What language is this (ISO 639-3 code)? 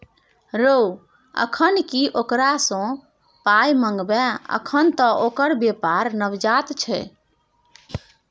mai